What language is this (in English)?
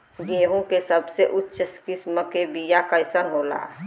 Bhojpuri